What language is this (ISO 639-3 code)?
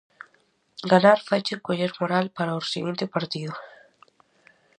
glg